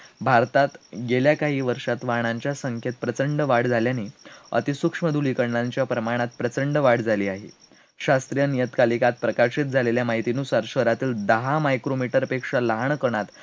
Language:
Marathi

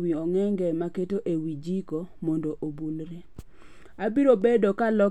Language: Luo (Kenya and Tanzania)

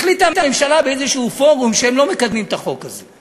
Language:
Hebrew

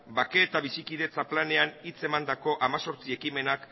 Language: Basque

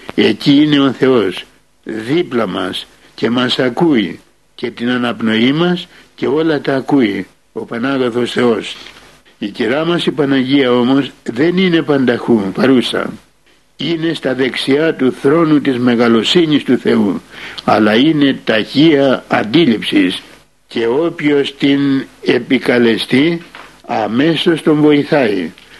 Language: Greek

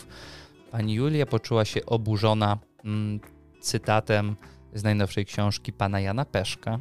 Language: Polish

